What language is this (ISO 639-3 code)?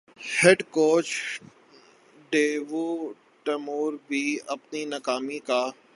urd